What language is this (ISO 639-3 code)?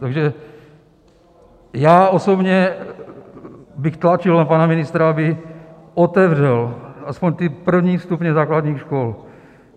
ces